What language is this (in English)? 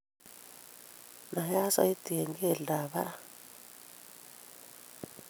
Kalenjin